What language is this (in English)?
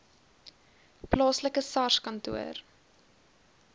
Afrikaans